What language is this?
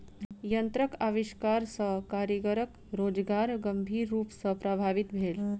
Maithili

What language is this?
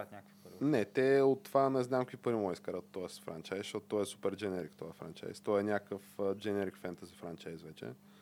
Bulgarian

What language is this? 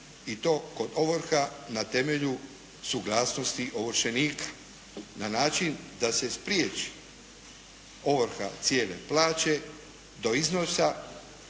Croatian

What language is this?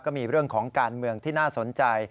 Thai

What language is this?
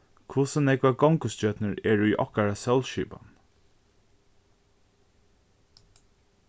Faroese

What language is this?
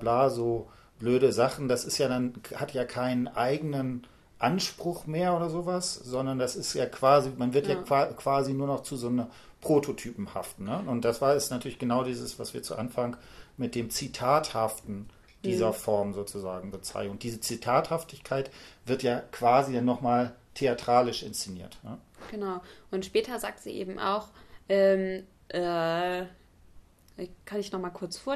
German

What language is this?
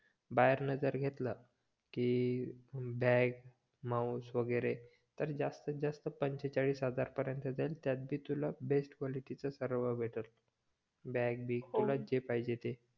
Marathi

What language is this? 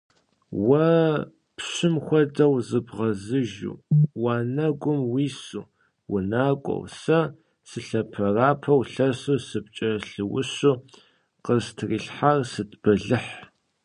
Kabardian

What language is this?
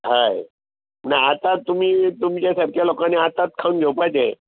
Konkani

